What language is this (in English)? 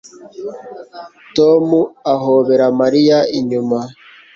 Kinyarwanda